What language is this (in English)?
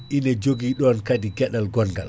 Fula